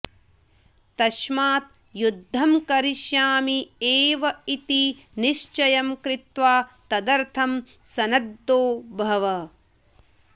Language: Sanskrit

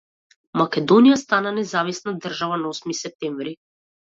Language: Macedonian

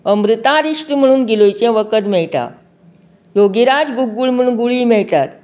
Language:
Konkani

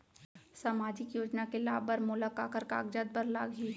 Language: Chhattisgarhi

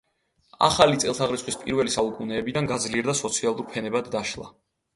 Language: Georgian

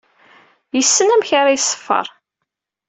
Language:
Kabyle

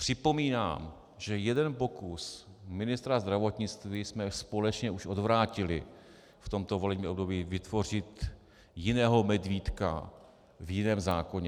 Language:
Czech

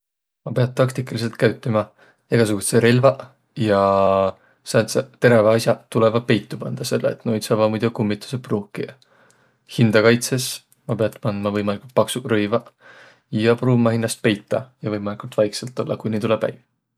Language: Võro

